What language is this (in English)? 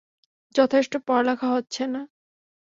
Bangla